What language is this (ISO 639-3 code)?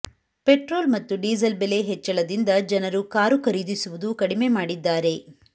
kan